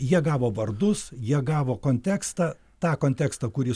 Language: Lithuanian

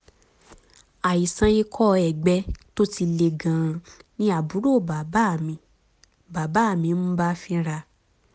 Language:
Yoruba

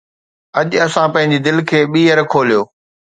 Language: Sindhi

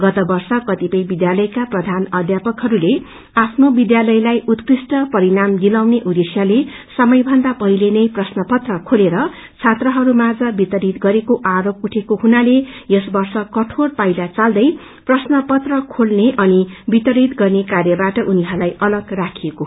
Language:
Nepali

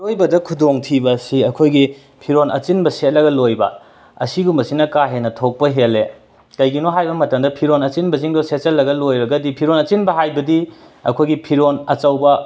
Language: Manipuri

